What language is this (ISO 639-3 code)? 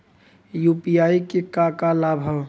bho